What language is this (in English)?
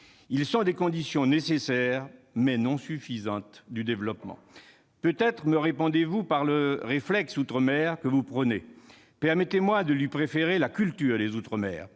French